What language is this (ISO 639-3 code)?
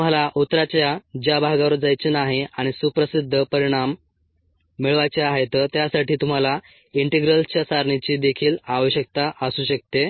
mar